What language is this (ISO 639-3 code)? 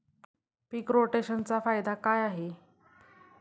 mar